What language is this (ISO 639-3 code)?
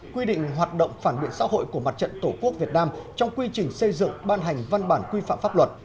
vie